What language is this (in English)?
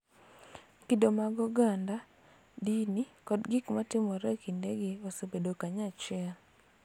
Luo (Kenya and Tanzania)